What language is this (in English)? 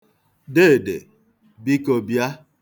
Igbo